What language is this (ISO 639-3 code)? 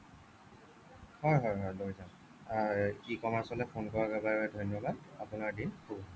asm